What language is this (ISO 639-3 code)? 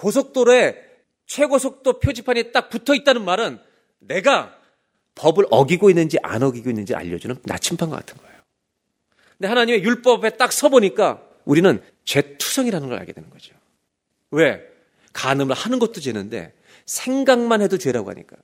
kor